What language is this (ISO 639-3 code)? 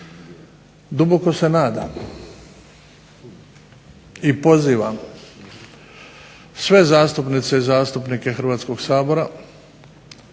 hrv